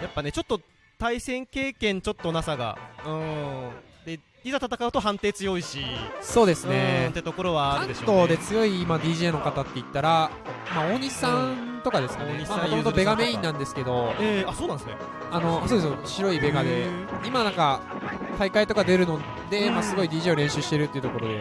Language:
Japanese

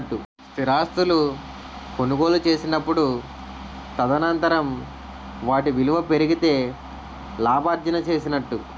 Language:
Telugu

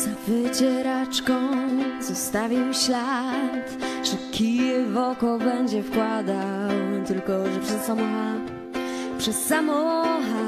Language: Polish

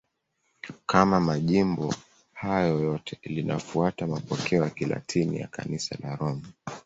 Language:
Swahili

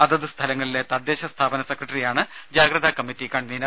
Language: Malayalam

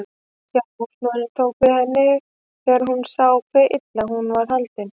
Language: Icelandic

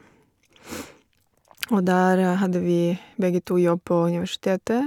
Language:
Norwegian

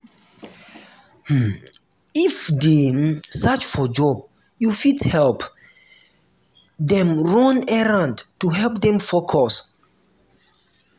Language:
Nigerian Pidgin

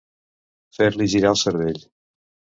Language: Catalan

